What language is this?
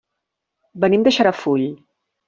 Catalan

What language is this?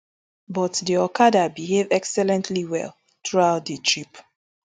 Nigerian Pidgin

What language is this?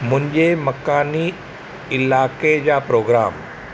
Sindhi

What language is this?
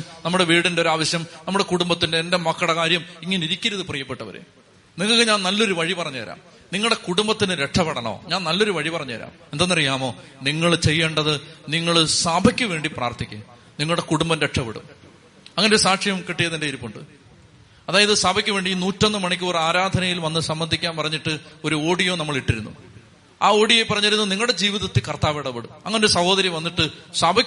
Malayalam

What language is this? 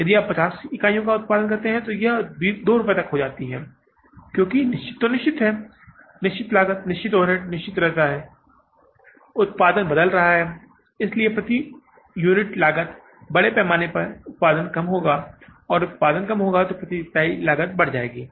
Hindi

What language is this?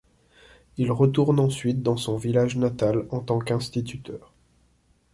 French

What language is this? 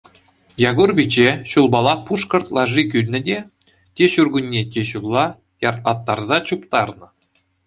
Chuvash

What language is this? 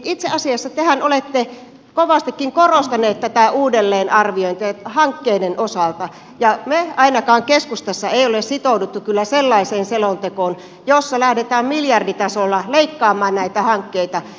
Finnish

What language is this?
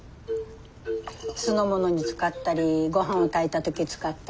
Japanese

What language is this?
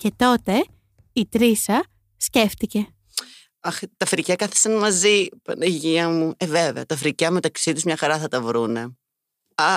Greek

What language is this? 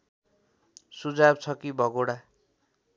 Nepali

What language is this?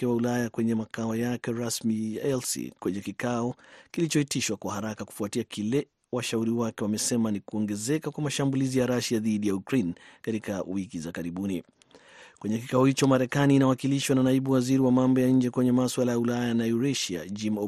Swahili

